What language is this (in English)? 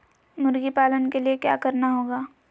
Magahi